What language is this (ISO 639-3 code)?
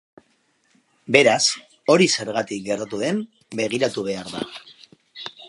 eus